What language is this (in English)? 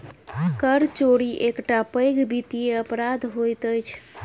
Maithili